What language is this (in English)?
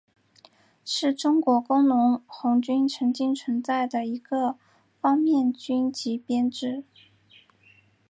Chinese